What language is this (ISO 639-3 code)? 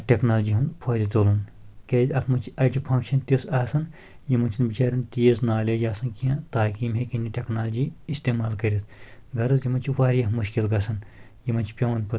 kas